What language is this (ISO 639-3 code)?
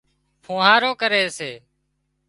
kxp